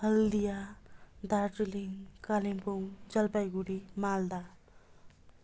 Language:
Nepali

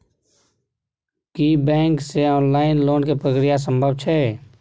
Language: Maithili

